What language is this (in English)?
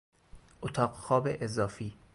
Persian